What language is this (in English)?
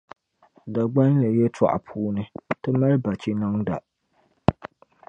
Dagbani